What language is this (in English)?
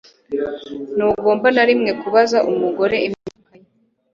Kinyarwanda